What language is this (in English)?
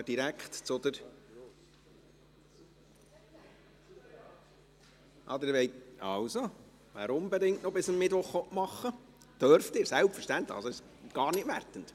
Swiss German